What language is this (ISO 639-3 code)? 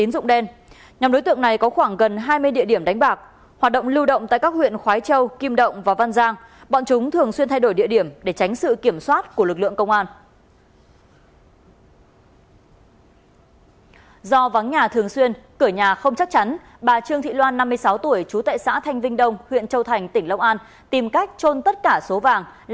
vie